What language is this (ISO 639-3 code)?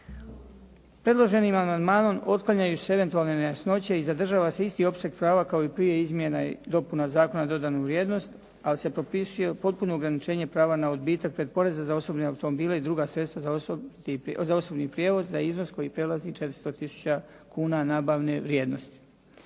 hrv